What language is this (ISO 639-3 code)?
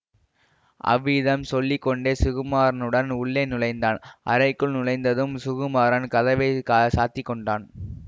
tam